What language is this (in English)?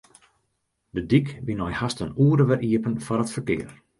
Western Frisian